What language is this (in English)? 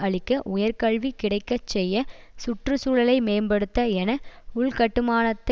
Tamil